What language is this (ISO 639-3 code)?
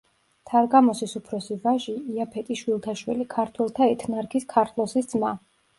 kat